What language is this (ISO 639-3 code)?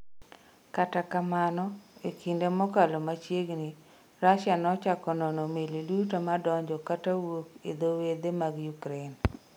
luo